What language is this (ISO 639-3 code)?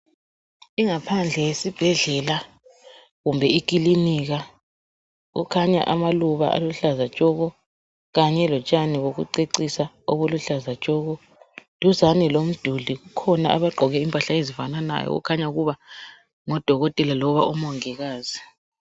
nde